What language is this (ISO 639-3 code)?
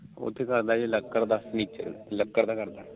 pan